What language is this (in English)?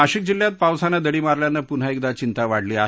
Marathi